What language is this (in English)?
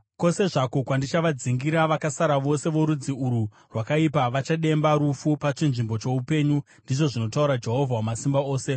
Shona